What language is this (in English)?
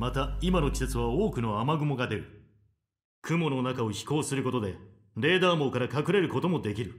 Japanese